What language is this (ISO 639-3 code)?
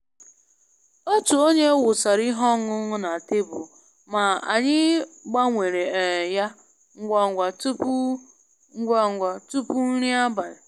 ibo